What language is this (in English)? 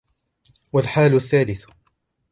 Arabic